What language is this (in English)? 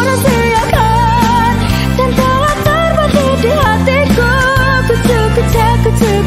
Indonesian